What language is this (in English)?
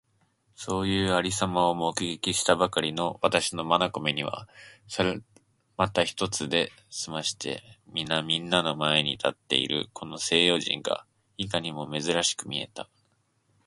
Japanese